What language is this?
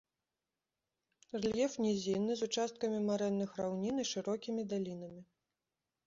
Belarusian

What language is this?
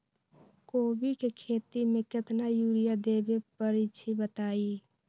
Magahi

